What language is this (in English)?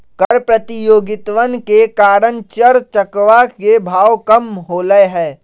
Magahi